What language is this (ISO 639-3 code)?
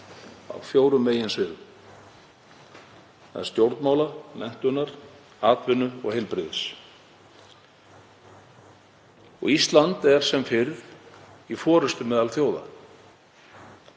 isl